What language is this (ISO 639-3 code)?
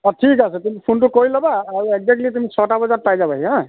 asm